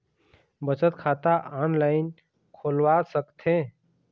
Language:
Chhattisgarhi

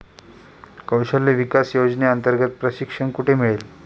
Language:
Marathi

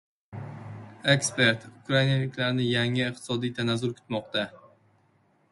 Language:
Uzbek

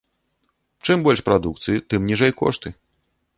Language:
Belarusian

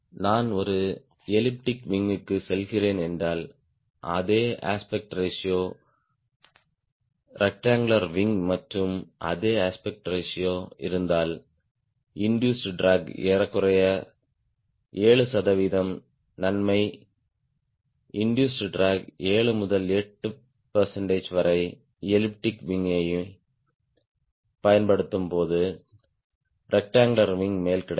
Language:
Tamil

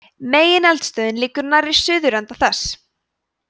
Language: Icelandic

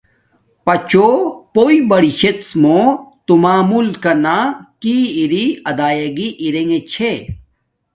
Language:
Domaaki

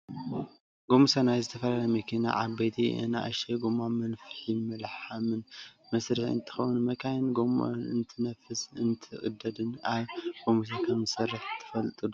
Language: Tigrinya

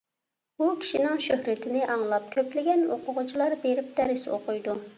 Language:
Uyghur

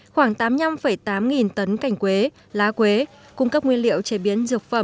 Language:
Vietnamese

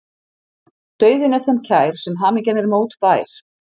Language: Icelandic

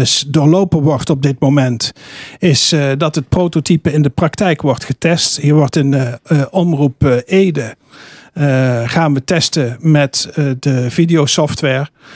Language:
Dutch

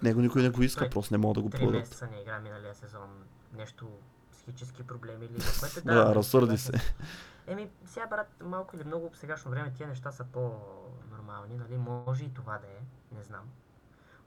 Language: Bulgarian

